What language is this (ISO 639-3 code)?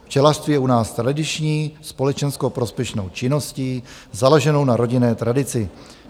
ces